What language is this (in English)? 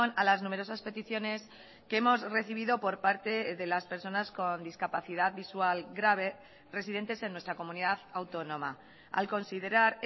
Spanish